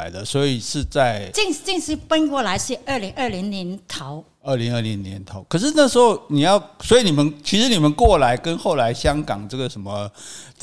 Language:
Chinese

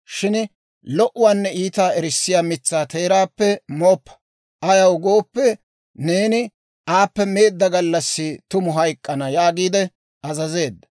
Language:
Dawro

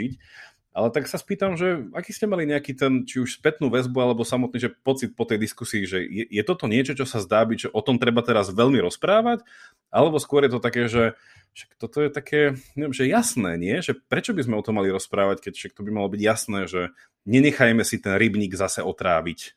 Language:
Slovak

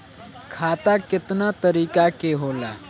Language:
Bhojpuri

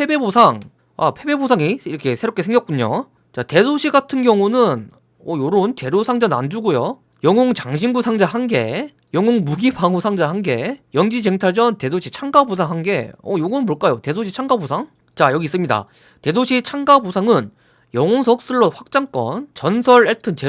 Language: Korean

